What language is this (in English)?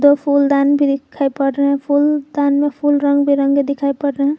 Hindi